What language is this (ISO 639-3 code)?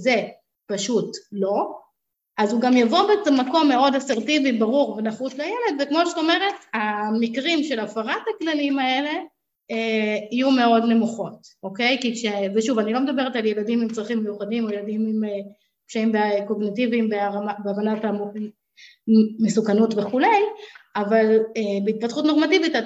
heb